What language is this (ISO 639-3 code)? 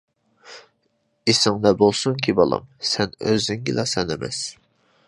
uig